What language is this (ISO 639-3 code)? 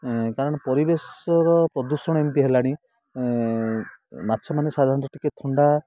ori